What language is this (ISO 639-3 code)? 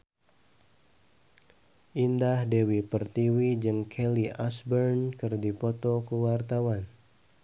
sun